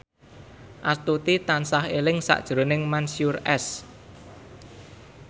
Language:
Javanese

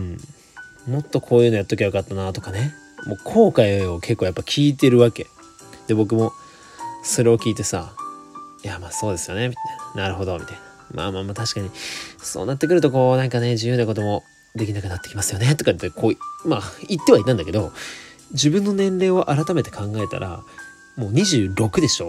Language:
Japanese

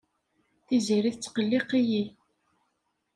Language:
Kabyle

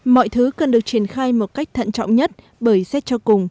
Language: Vietnamese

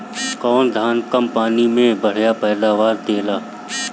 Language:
Bhojpuri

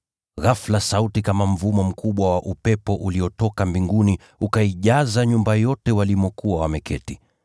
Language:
Swahili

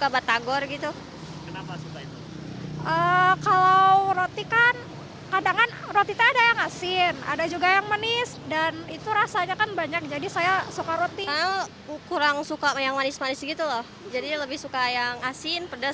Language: Indonesian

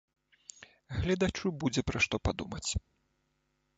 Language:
Belarusian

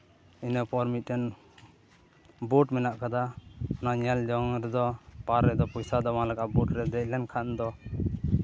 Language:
Santali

